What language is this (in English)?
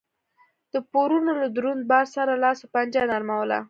Pashto